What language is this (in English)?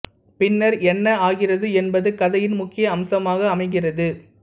Tamil